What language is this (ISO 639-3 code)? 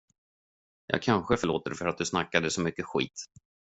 swe